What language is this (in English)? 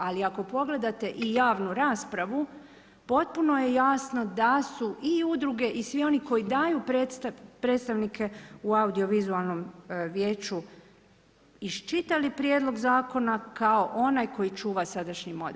Croatian